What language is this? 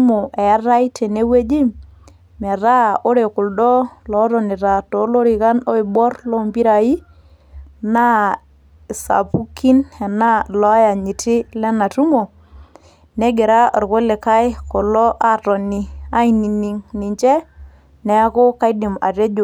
Masai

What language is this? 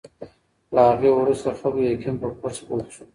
Pashto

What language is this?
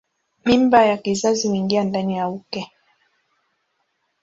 Swahili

